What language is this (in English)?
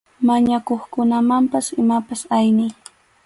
Arequipa-La Unión Quechua